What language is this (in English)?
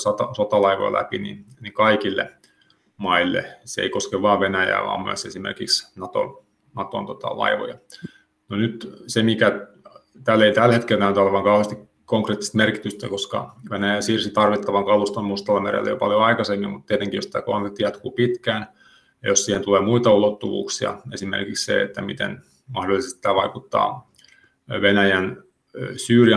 Finnish